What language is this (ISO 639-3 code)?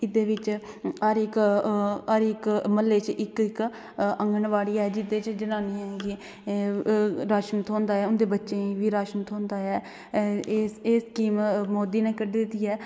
doi